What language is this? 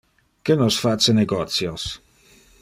Interlingua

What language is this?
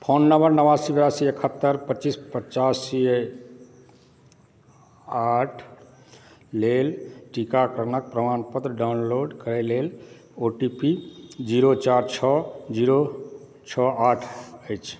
Maithili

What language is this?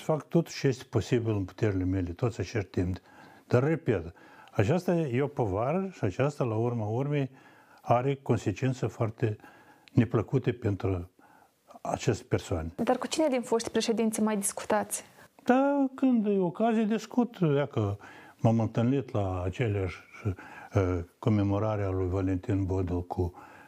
Romanian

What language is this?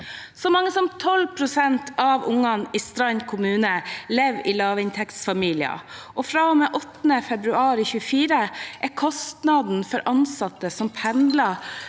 Norwegian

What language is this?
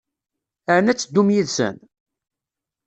Kabyle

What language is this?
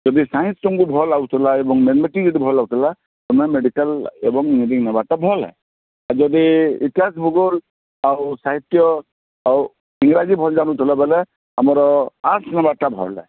Odia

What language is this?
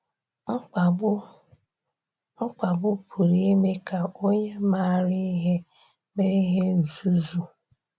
Igbo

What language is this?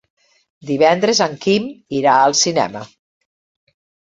Catalan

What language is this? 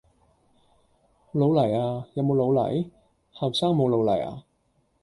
Cantonese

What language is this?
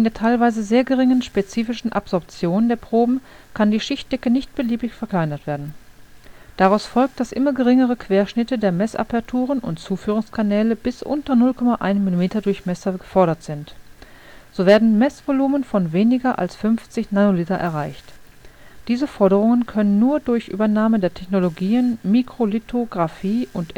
German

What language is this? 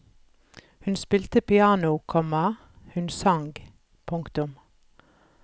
Norwegian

